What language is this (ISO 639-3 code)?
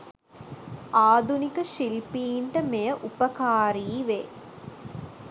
sin